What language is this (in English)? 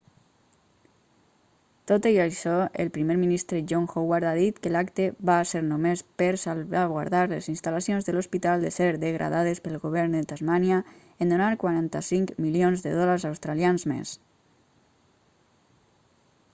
Catalan